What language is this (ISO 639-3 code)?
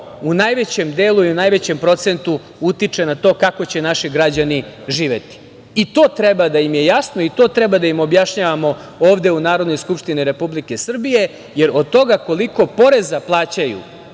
srp